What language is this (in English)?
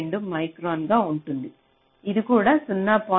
Telugu